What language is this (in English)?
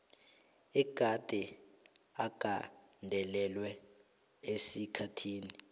South Ndebele